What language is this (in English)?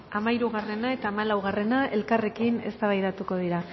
Basque